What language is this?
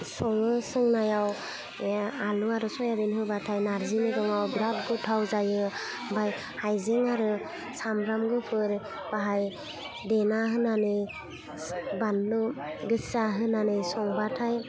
Bodo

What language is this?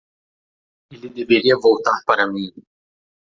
Portuguese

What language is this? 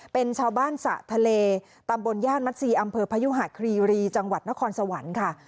Thai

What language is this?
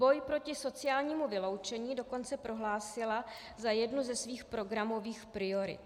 Czech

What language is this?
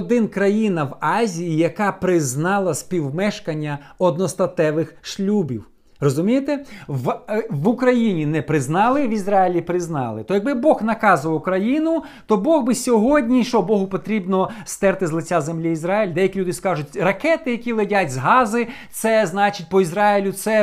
Ukrainian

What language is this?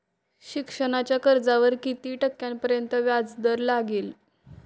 Marathi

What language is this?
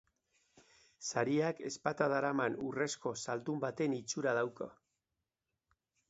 Basque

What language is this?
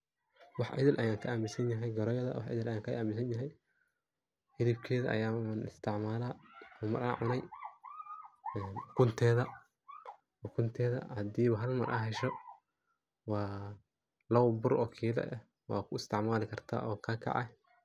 Somali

